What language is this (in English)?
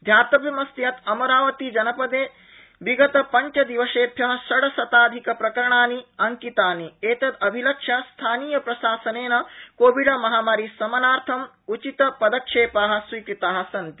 Sanskrit